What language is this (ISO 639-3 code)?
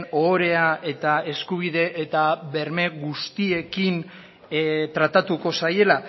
eus